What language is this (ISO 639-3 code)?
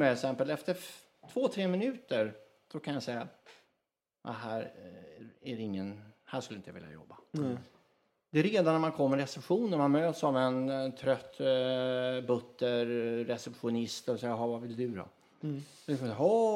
swe